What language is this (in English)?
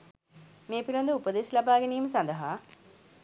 Sinhala